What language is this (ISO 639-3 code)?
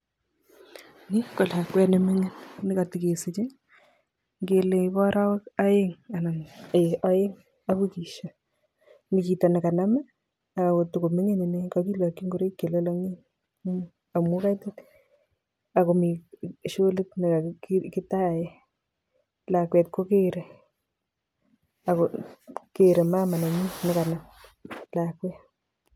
kln